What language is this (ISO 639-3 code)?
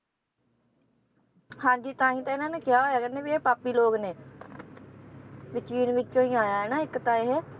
pan